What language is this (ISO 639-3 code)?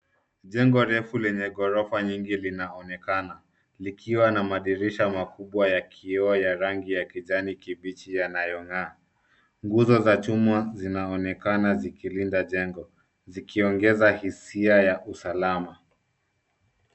swa